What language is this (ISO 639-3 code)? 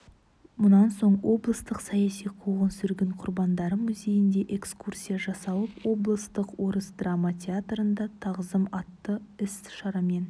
kaz